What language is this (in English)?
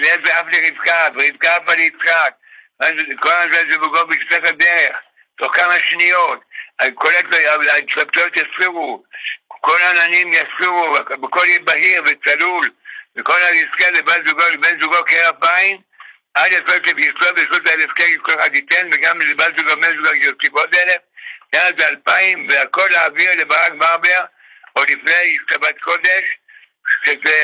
Hebrew